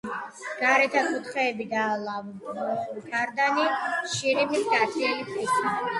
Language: Georgian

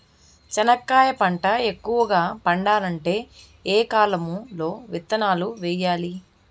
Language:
Telugu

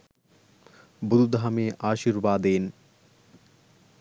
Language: Sinhala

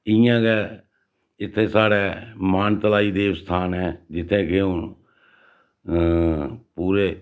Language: Dogri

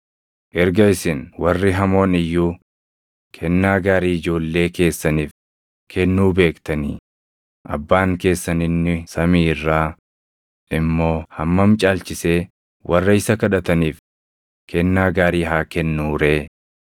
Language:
Oromo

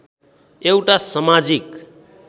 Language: Nepali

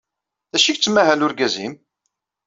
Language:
Kabyle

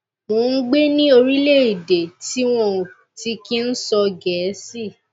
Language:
Yoruba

